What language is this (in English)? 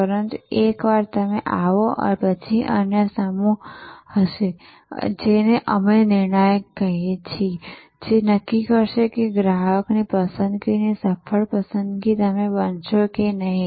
Gujarati